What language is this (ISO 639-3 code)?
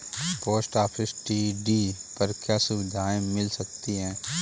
hin